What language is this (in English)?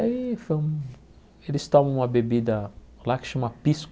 Portuguese